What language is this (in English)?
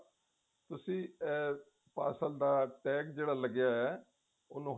Punjabi